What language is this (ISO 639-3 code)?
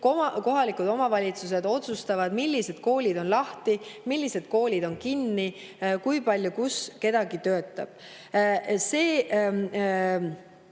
est